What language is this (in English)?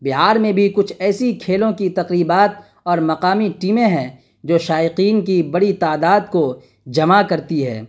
Urdu